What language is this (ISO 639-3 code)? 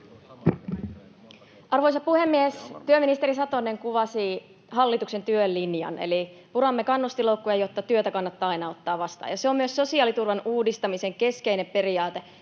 fin